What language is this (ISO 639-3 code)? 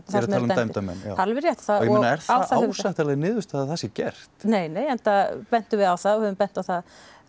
isl